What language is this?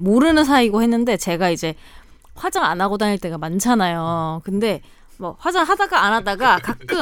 Korean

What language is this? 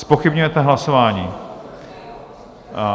Czech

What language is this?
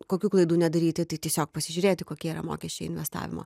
Lithuanian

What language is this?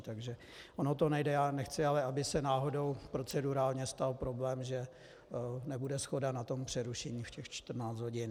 Czech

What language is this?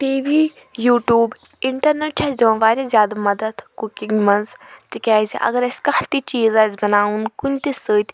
Kashmiri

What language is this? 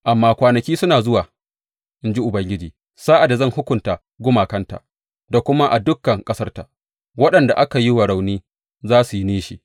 Hausa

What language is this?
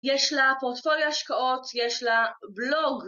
Hebrew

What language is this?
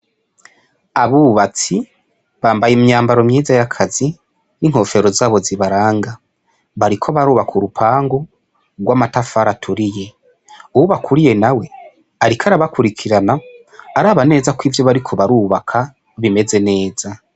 Rundi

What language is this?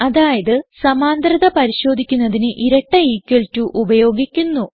Malayalam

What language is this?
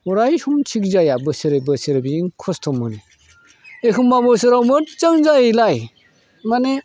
Bodo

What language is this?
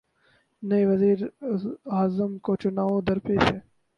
Urdu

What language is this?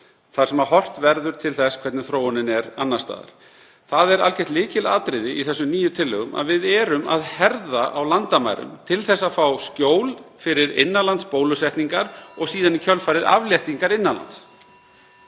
Icelandic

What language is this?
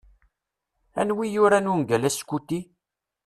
Kabyle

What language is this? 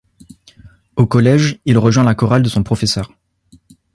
French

